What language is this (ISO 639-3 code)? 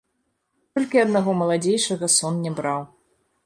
bel